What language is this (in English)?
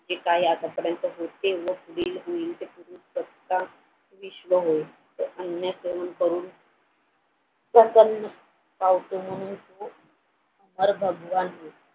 Marathi